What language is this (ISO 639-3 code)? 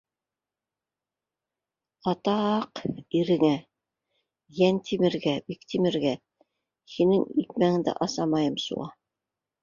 bak